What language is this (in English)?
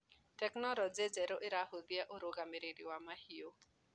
Kikuyu